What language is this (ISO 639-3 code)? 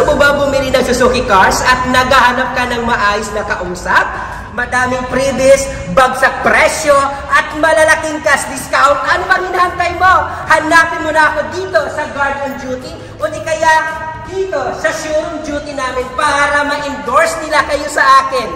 fil